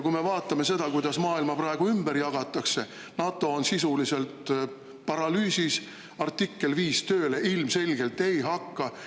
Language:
Estonian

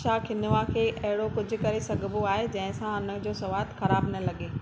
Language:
Sindhi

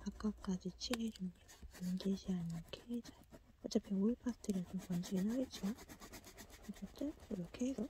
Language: Korean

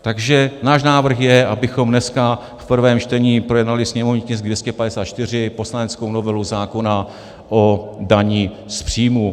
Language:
Czech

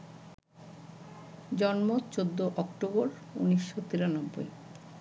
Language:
Bangla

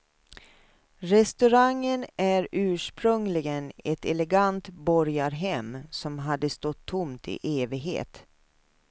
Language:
Swedish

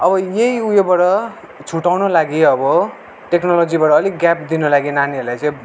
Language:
Nepali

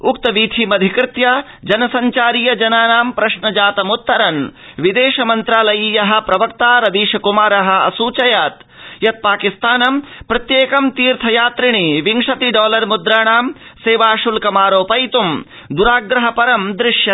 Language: Sanskrit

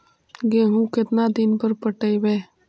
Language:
Magahi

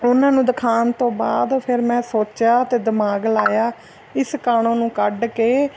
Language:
Punjabi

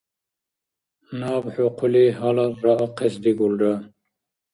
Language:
Dargwa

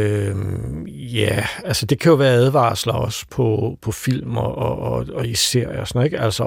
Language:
Danish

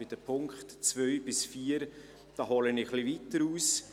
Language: Swiss German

